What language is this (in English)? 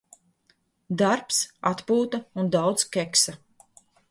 Latvian